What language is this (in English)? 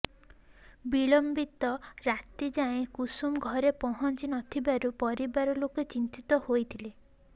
Odia